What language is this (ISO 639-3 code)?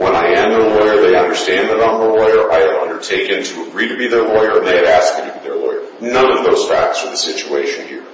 eng